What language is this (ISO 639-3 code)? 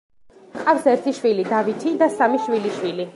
kat